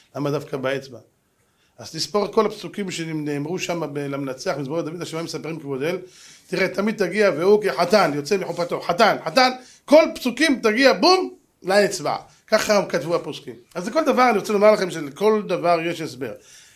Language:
Hebrew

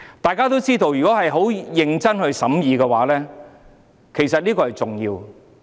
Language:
Cantonese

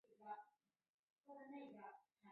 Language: Chinese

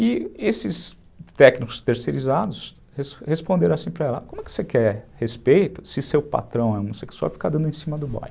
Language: Portuguese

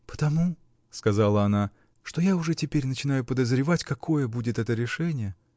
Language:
Russian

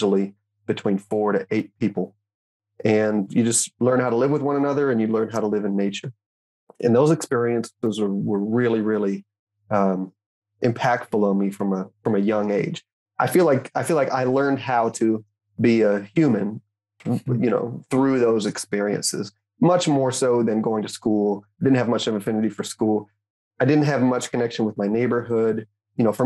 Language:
English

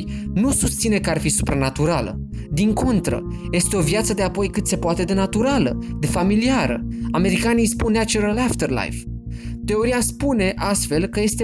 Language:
Romanian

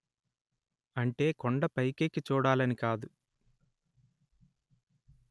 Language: Telugu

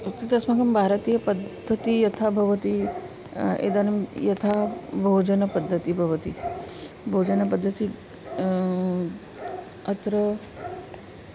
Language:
Sanskrit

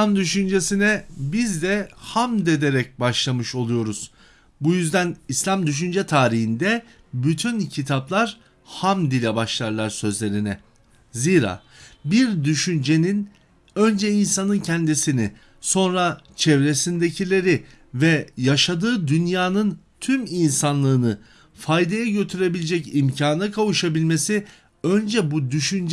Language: Turkish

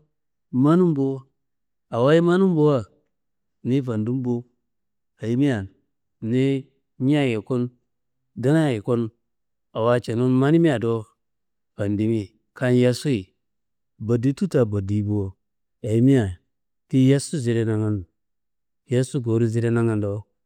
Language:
Kanembu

